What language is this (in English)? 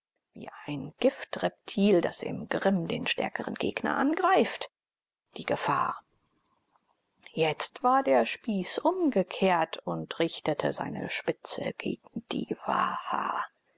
German